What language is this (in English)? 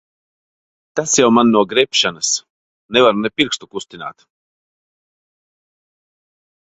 Latvian